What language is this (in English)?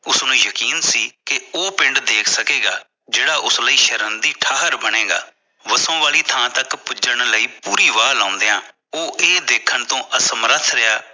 Punjabi